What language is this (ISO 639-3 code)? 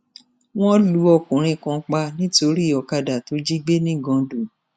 yor